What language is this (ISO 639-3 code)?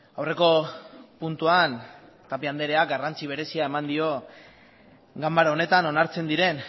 eus